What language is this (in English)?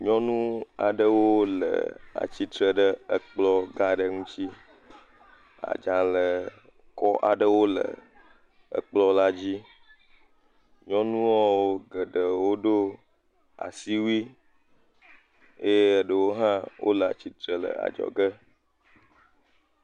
Ewe